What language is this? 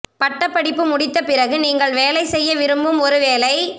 Tamil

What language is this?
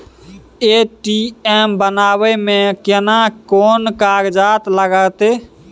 Maithili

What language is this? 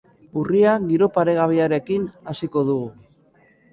Basque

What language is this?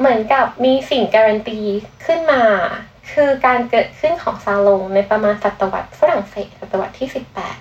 Thai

